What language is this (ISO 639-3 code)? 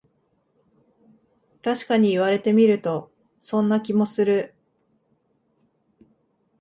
jpn